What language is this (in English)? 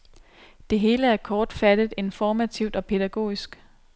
Danish